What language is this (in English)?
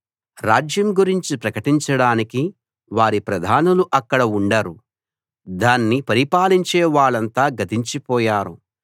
Telugu